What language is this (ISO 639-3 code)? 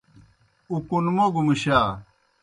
plk